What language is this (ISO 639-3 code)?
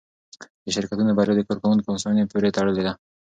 pus